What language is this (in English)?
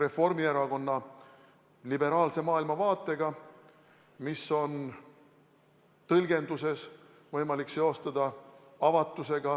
Estonian